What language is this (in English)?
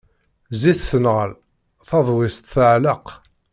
Kabyle